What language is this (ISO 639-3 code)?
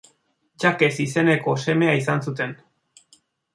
eus